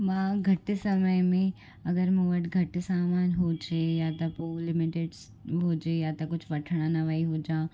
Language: Sindhi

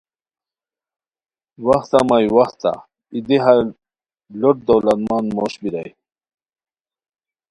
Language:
Khowar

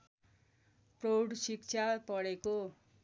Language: Nepali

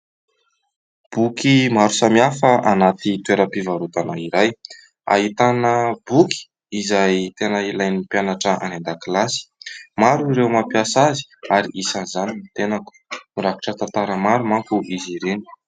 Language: Malagasy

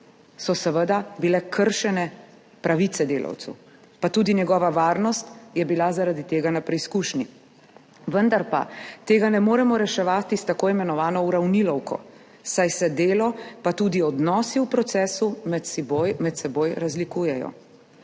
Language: Slovenian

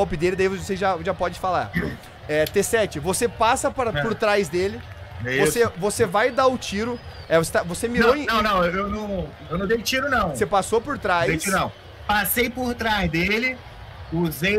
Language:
Portuguese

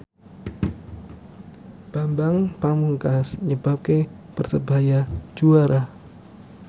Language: Javanese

